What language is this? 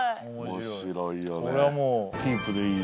Japanese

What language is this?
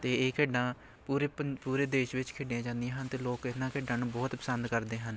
Punjabi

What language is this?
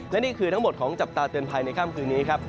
Thai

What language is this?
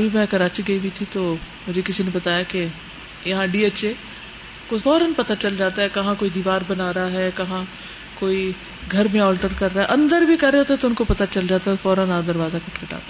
Urdu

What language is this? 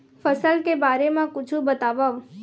Chhattisgarhi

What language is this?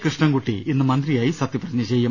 Malayalam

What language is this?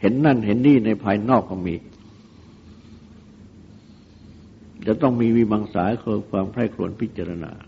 Thai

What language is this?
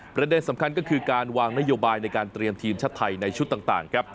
Thai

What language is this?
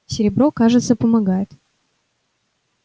Russian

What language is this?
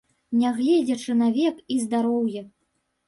Belarusian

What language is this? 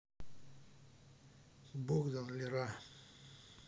Russian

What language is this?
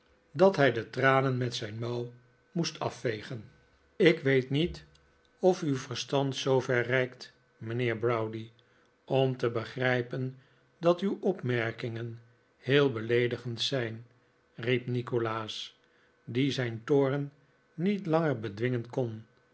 Dutch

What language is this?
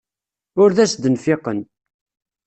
Kabyle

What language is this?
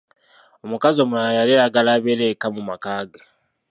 Ganda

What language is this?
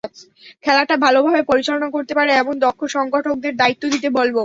Bangla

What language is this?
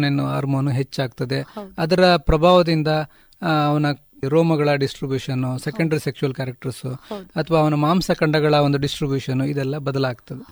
Kannada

